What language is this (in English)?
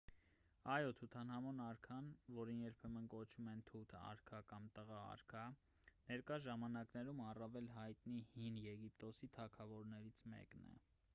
Armenian